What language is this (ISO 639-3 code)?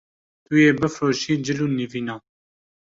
kur